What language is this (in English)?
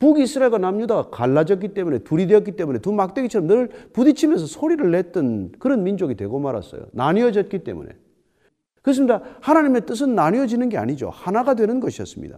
Korean